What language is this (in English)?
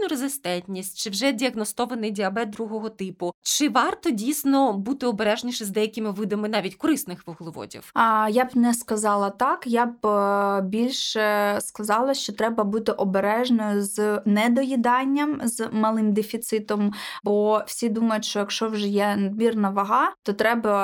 Ukrainian